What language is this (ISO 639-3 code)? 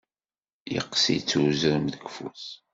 kab